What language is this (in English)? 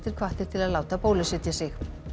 Icelandic